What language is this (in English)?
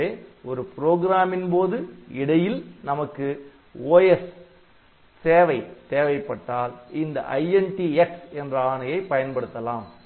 Tamil